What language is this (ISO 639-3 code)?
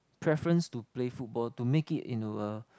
eng